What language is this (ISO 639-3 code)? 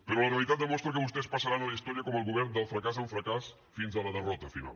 cat